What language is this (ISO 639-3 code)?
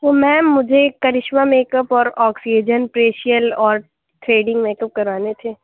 urd